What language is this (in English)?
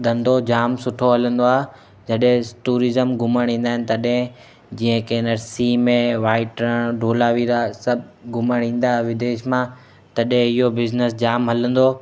Sindhi